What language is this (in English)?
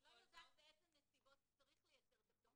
Hebrew